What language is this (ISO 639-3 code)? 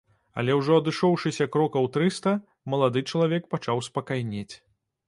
bel